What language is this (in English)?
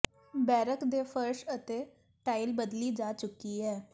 Punjabi